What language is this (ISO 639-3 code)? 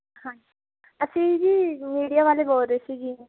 pan